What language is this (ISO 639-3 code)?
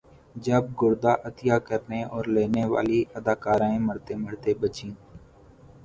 urd